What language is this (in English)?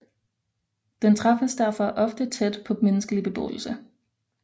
Danish